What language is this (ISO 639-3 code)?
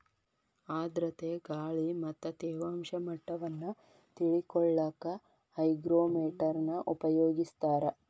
kan